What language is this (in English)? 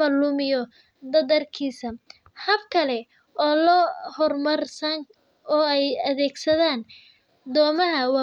Somali